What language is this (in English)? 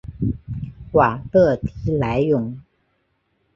Chinese